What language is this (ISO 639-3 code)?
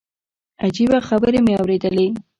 pus